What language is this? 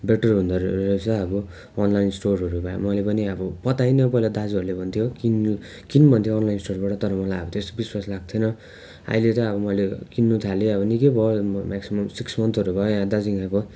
Nepali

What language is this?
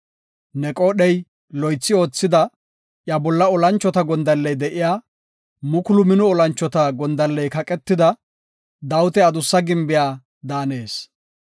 Gofa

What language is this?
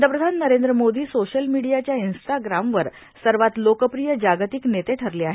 Marathi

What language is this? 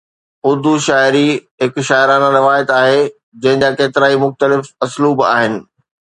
Sindhi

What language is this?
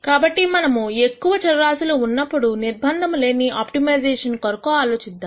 Telugu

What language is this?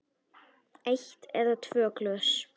Icelandic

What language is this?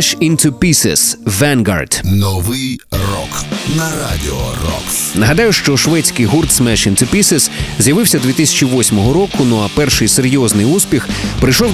Ukrainian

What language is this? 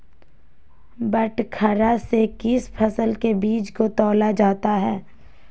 Magahi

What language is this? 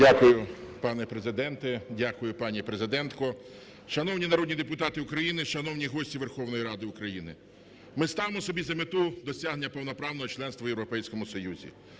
Ukrainian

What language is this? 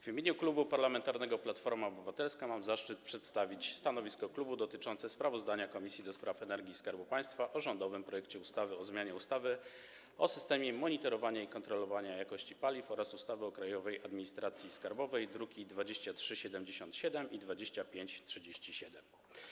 Polish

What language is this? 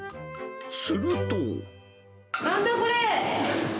Japanese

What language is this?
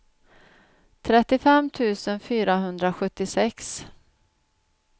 Swedish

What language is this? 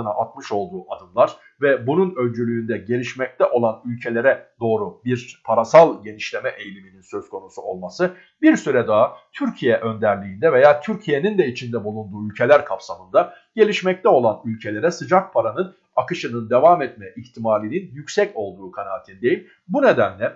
Turkish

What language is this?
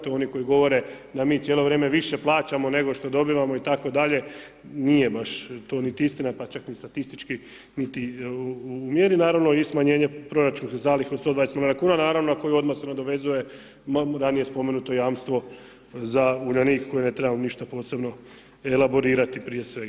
Croatian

